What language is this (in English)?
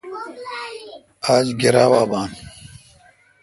Kalkoti